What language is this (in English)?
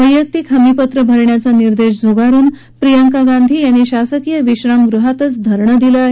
Marathi